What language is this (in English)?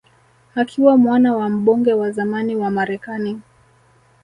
Swahili